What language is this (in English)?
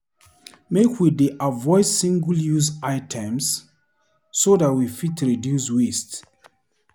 Nigerian Pidgin